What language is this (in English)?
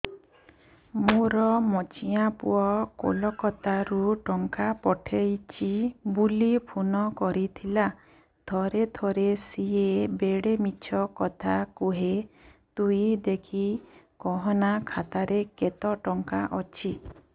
Odia